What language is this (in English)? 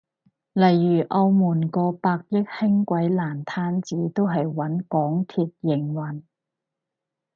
Cantonese